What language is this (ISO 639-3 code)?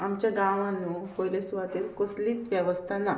kok